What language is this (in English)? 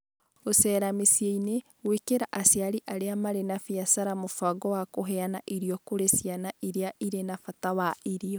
Kikuyu